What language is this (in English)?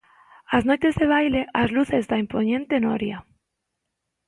Galician